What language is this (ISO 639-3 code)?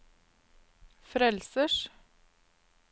nor